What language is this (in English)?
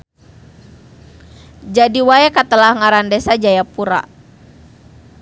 Sundanese